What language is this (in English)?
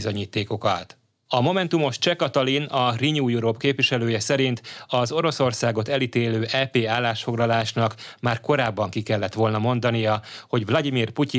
Hungarian